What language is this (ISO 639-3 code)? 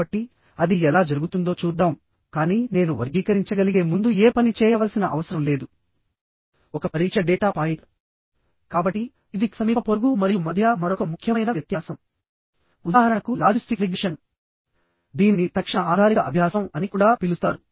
tel